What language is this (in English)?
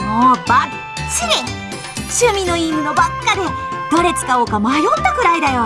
Japanese